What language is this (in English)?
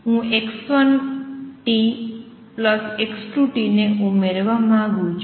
Gujarati